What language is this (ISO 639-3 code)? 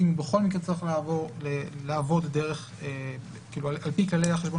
heb